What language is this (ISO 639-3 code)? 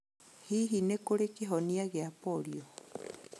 kik